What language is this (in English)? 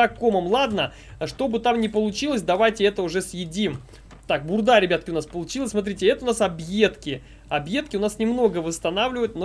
Russian